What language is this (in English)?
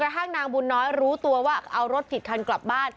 Thai